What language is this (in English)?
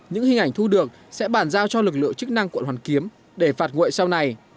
Vietnamese